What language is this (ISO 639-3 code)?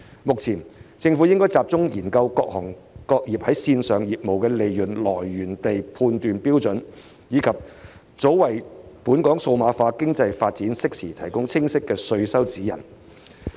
yue